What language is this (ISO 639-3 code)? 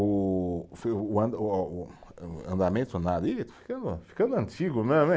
por